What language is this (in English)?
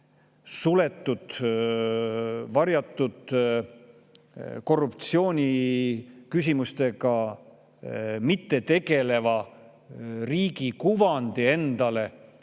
Estonian